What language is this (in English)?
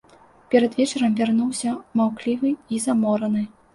Belarusian